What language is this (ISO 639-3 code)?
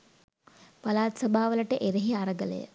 sin